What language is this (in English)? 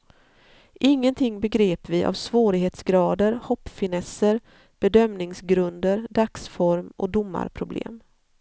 Swedish